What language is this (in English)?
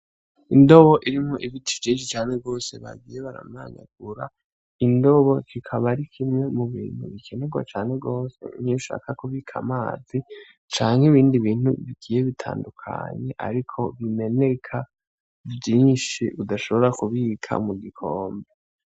Rundi